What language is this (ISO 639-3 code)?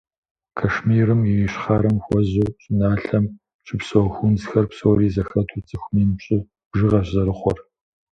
kbd